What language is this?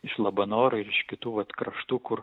Lithuanian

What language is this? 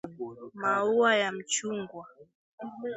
Swahili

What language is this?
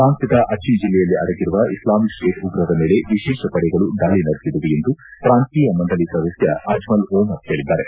Kannada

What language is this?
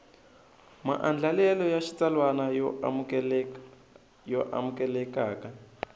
Tsonga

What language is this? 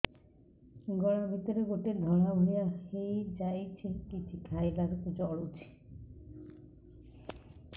Odia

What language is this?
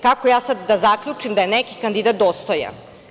Serbian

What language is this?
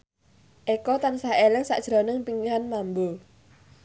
Javanese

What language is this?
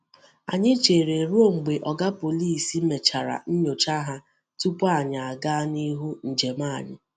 Igbo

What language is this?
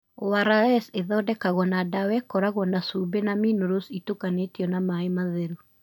Kikuyu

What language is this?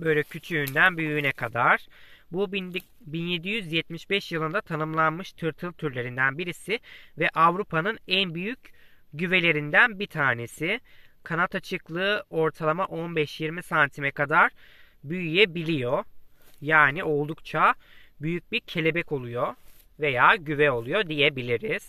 Turkish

